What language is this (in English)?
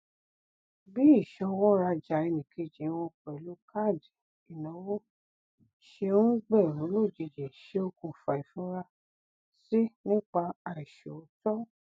Yoruba